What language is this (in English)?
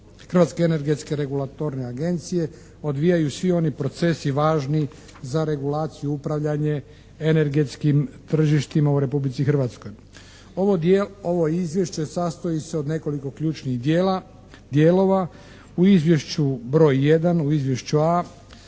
Croatian